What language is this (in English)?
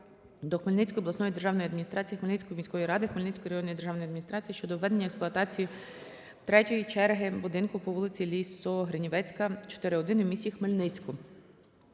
Ukrainian